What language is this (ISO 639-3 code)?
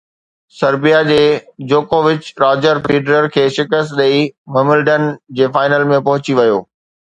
snd